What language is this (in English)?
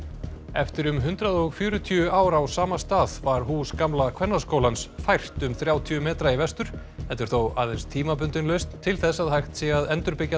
Icelandic